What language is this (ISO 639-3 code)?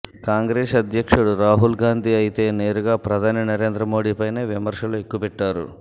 tel